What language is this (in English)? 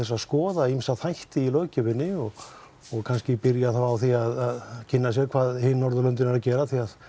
Icelandic